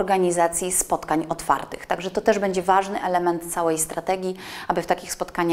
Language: Polish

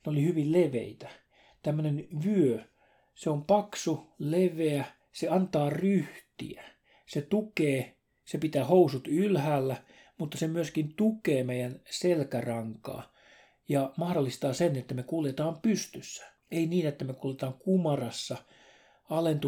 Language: Finnish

